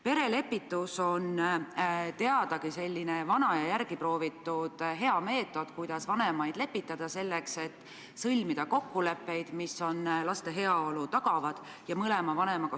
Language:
Estonian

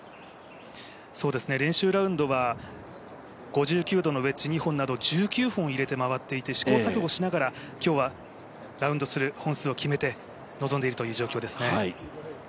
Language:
Japanese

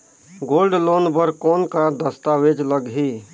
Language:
Chhattisgarhi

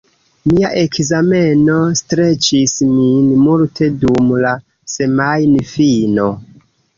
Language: Esperanto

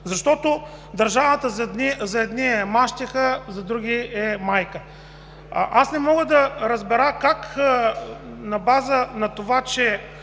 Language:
Bulgarian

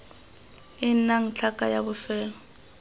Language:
Tswana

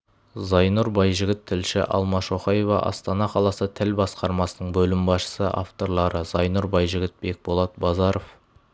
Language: Kazakh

